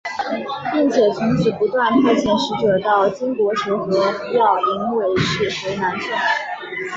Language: Chinese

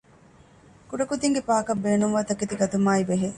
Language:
Divehi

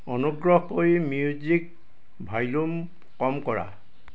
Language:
Assamese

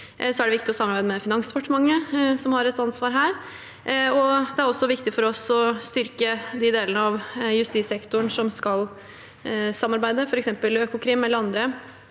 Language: Norwegian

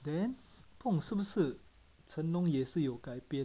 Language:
English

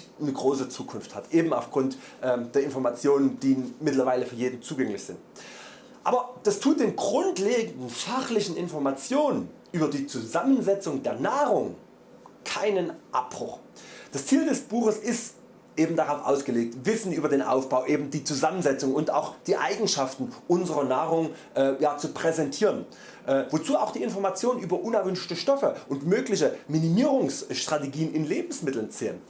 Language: German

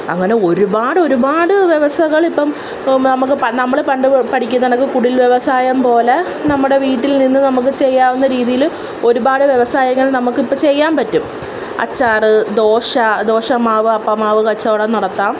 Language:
Malayalam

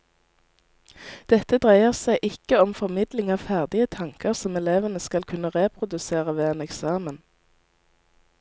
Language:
Norwegian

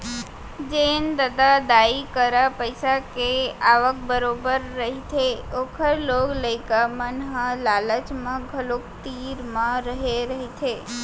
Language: Chhattisgarhi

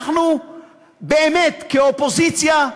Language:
Hebrew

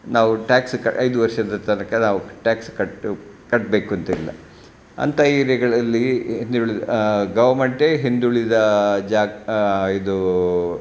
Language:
Kannada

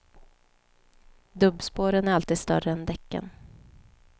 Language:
Swedish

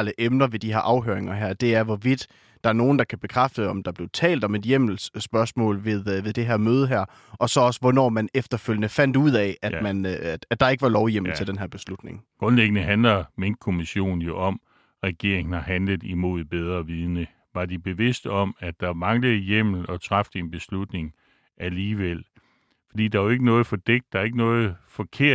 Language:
Danish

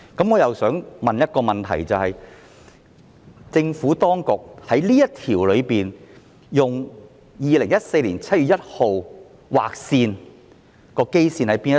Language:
Cantonese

